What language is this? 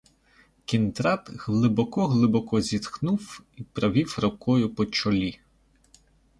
Ukrainian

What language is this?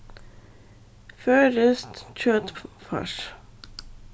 Faroese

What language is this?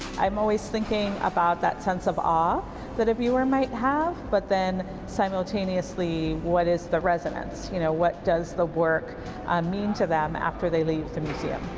English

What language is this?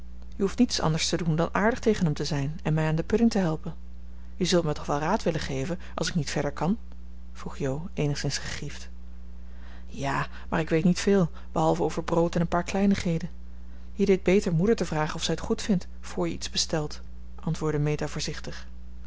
Dutch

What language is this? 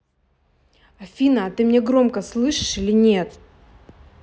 Russian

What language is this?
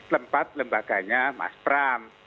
Indonesian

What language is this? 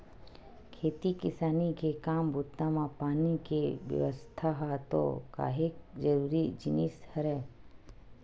Chhattisgarhi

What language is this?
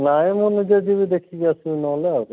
Odia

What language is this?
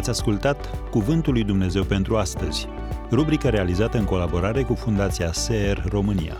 Romanian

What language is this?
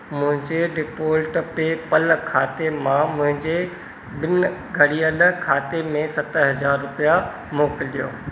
Sindhi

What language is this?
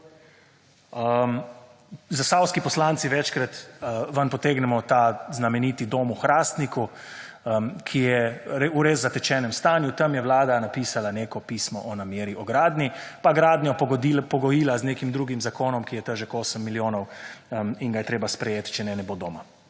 Slovenian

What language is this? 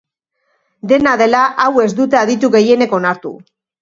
Basque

